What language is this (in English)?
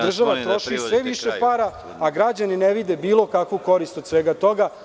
Serbian